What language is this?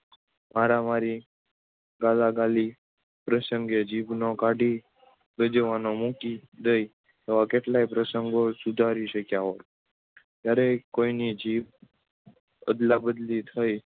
Gujarati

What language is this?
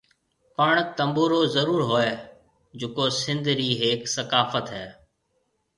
Marwari (Pakistan)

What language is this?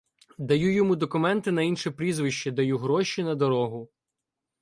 Ukrainian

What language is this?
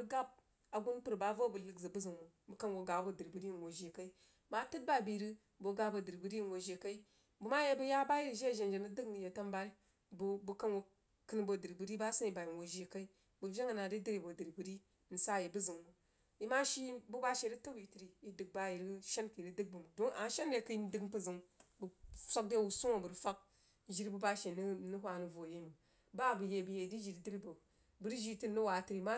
Jiba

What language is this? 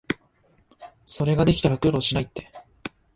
Japanese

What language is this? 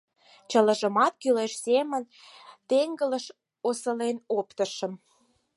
Mari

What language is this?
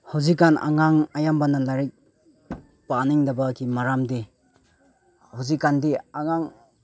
Manipuri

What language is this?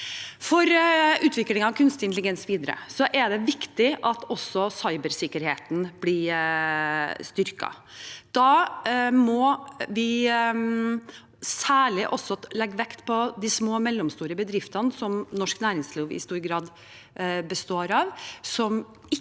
Norwegian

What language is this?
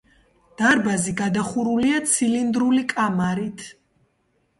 Georgian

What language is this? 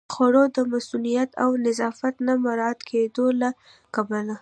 Pashto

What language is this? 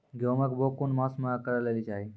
Maithili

